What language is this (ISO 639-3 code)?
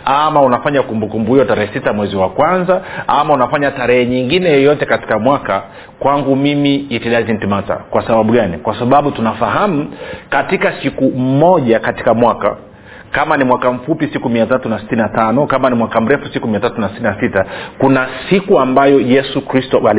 swa